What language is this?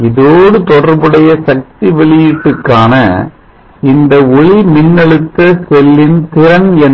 Tamil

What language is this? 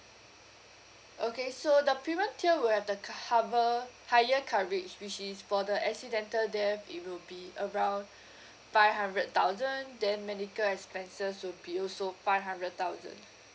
English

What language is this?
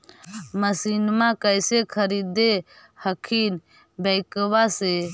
Magahi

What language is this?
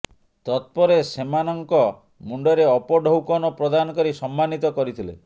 Odia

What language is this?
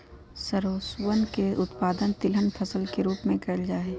Magahi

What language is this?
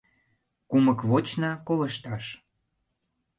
Mari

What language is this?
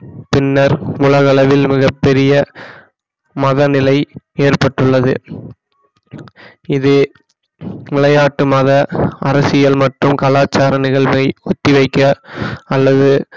Tamil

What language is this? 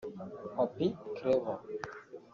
Kinyarwanda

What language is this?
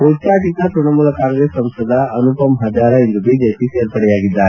Kannada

